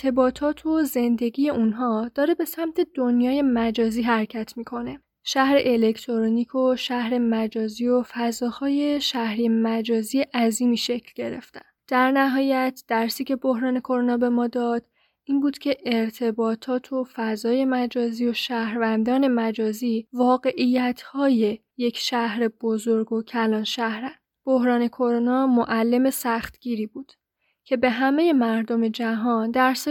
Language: Persian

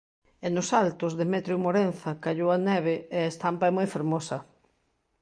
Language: Galician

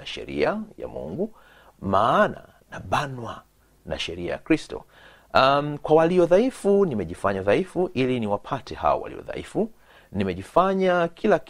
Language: Swahili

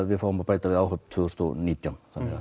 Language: Icelandic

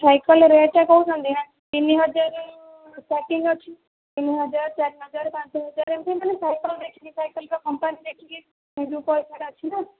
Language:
Odia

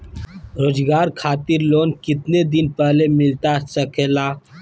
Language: Magahi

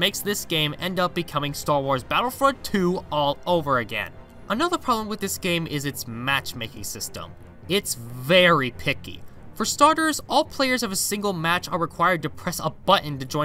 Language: English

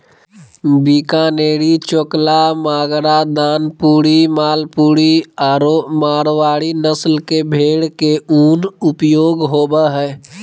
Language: Magahi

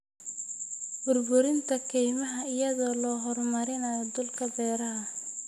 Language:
Somali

